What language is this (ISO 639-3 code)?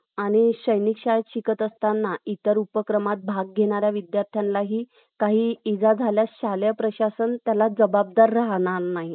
mar